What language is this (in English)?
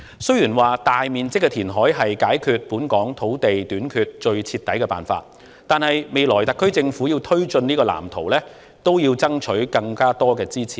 Cantonese